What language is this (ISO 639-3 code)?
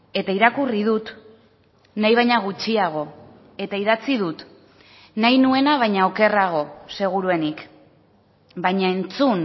eus